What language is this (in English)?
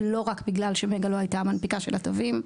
Hebrew